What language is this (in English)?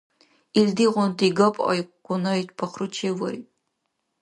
Dargwa